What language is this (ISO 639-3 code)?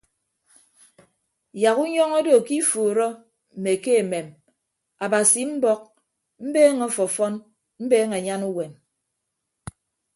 ibb